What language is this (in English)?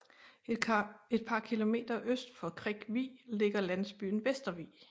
Danish